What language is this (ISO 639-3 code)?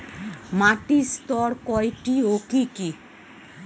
ben